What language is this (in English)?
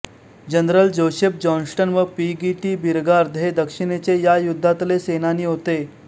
Marathi